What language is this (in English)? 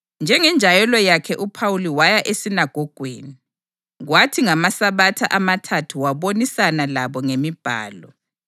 North Ndebele